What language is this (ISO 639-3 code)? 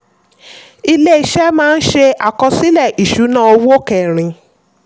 yor